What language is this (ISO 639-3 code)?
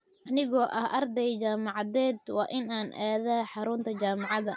som